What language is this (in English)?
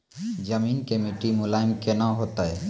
Maithili